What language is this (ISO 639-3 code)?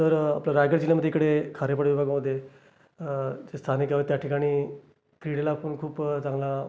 mar